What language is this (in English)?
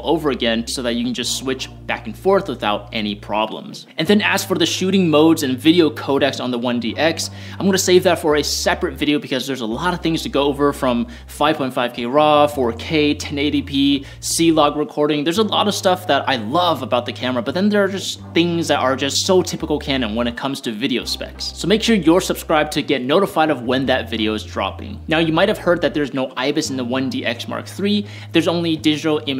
English